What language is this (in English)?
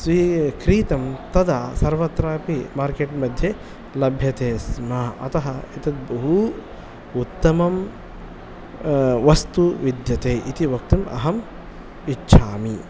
Sanskrit